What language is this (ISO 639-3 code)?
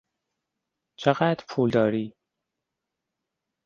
fas